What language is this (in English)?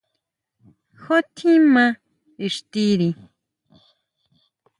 Huautla Mazatec